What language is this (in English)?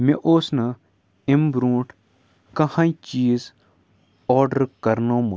Kashmiri